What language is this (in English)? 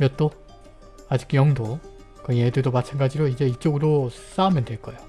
Korean